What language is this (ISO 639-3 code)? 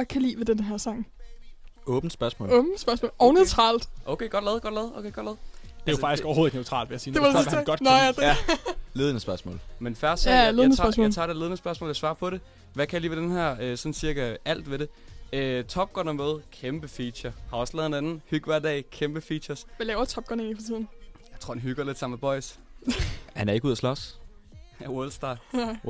dan